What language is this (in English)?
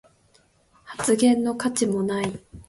Japanese